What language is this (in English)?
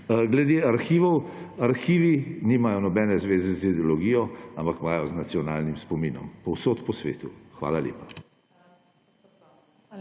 Slovenian